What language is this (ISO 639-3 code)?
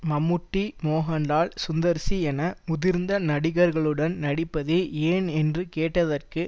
tam